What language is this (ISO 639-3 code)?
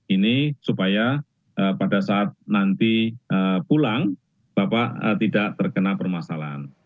ind